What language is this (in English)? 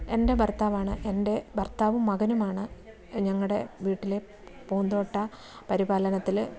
Malayalam